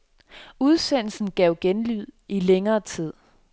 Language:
Danish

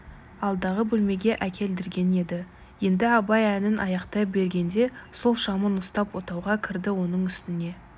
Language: Kazakh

